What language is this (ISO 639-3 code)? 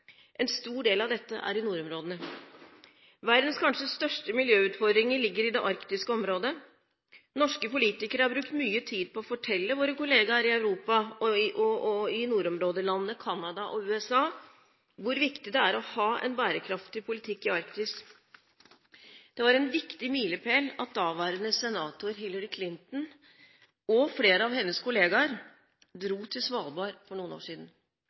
nob